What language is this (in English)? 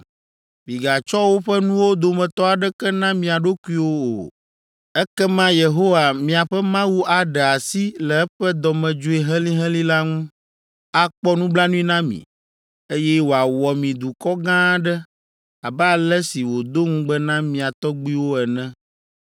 Ewe